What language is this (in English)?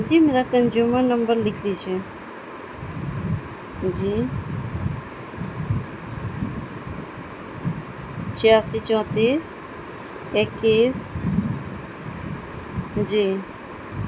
Urdu